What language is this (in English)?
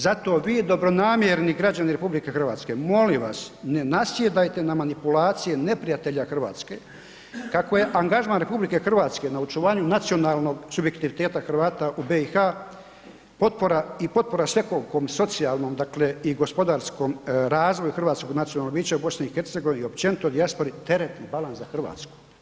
Croatian